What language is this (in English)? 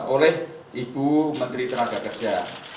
Indonesian